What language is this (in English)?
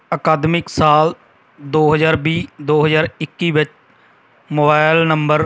Punjabi